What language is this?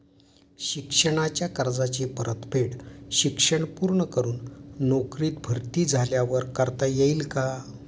Marathi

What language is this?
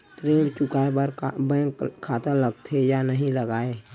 Chhattisgarhi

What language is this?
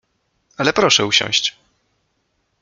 Polish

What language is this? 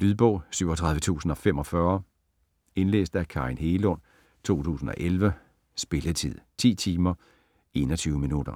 Danish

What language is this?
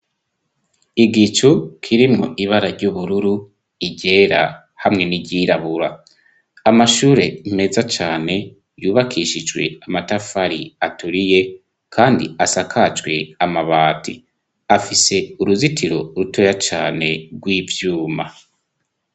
Rundi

